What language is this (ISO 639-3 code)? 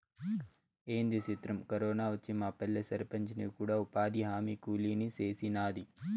tel